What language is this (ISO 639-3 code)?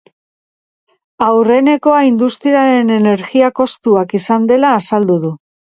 eus